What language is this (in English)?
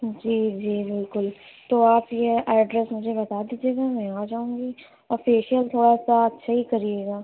Urdu